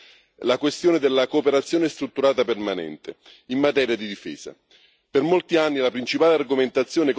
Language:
Italian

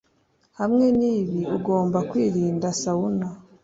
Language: Kinyarwanda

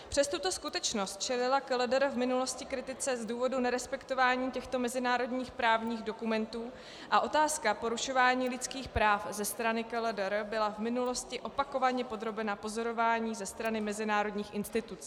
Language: Czech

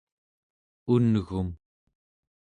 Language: Central Yupik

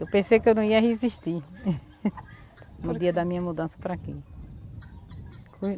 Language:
Portuguese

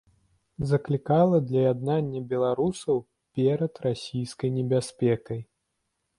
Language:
Belarusian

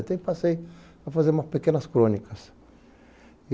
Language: Portuguese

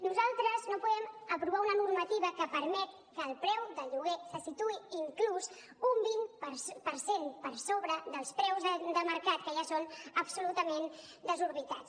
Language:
Catalan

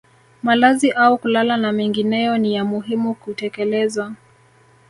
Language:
Swahili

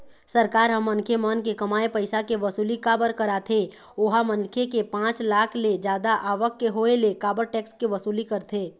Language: Chhattisgarhi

